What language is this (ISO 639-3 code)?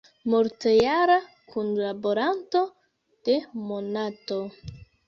epo